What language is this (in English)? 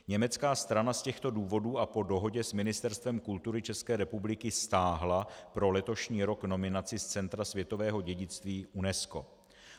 Czech